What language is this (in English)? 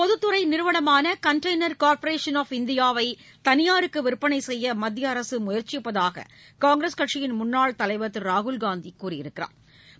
Tamil